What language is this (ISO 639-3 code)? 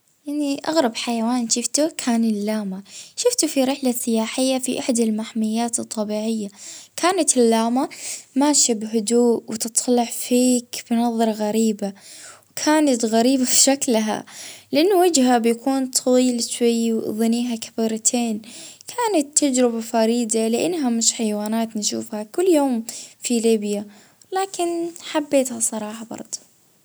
ayl